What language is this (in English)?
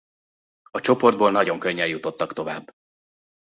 Hungarian